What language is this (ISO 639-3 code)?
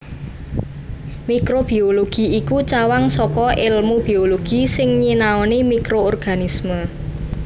jav